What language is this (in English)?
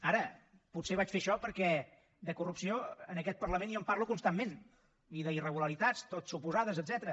Catalan